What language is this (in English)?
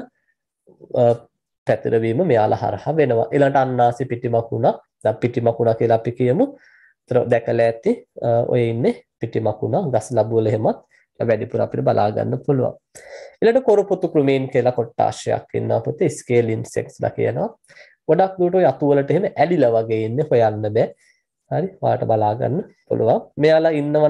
Turkish